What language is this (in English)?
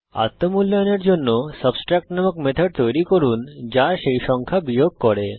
Bangla